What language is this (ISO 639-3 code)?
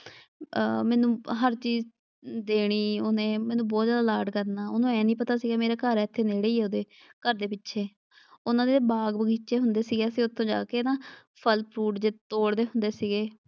pan